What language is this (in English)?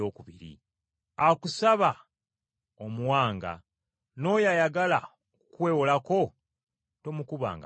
Ganda